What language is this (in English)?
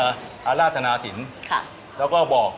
Thai